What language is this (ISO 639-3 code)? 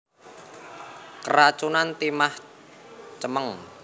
jav